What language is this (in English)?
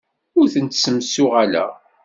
Kabyle